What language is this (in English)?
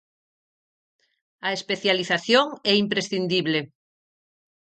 Galician